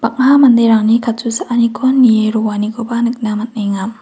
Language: Garo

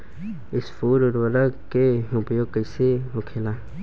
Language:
Bhojpuri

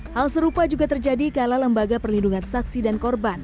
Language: Indonesian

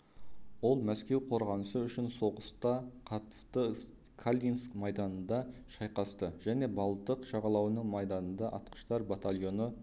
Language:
Kazakh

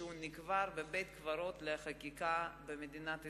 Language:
Hebrew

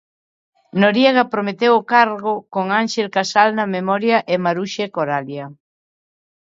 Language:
Galician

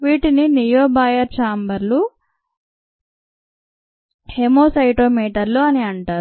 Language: Telugu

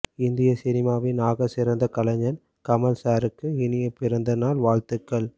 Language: Tamil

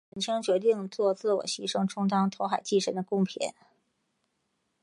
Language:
Chinese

